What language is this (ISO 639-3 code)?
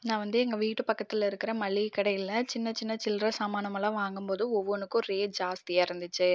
tam